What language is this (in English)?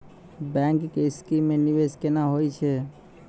Maithili